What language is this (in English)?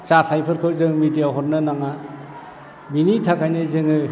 Bodo